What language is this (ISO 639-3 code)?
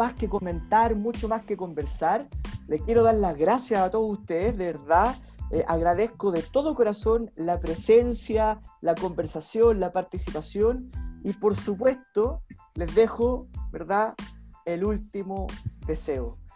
spa